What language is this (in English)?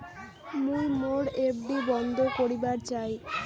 Bangla